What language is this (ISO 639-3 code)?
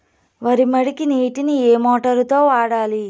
tel